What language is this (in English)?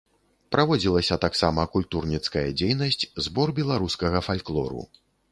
Belarusian